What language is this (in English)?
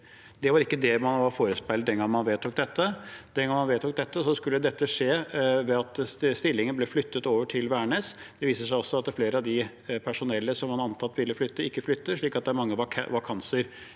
Norwegian